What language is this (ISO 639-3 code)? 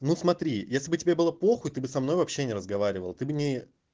rus